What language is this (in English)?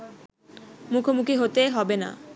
Bangla